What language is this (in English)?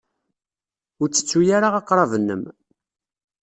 Kabyle